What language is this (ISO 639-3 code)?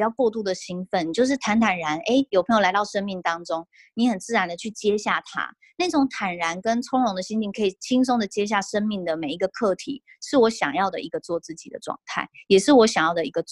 zho